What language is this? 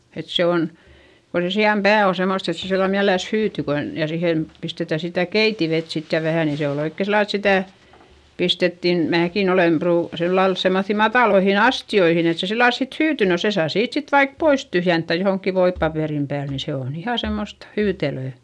Finnish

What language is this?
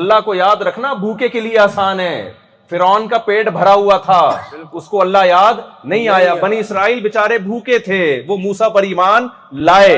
Urdu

